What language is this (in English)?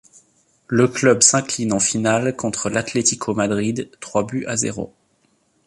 French